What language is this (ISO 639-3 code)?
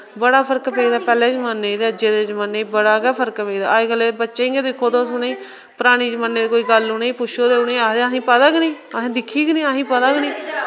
doi